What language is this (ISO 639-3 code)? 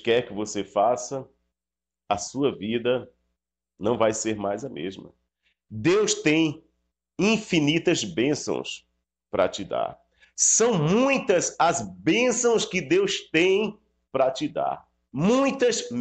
por